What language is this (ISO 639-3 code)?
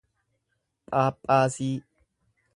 orm